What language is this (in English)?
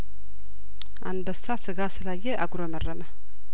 Amharic